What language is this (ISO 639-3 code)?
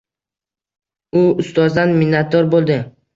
uzb